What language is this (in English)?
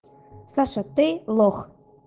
Russian